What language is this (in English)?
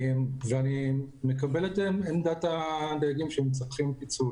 Hebrew